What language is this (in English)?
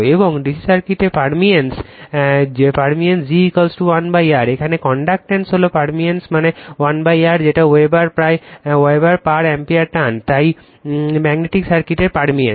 Bangla